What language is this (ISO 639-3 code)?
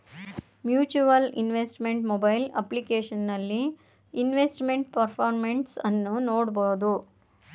kan